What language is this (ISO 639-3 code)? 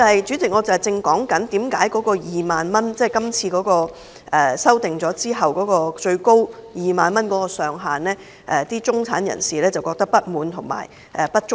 yue